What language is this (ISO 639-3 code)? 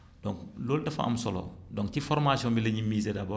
wol